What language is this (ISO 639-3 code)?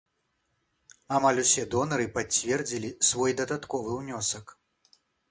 bel